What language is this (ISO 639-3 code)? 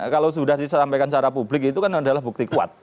ind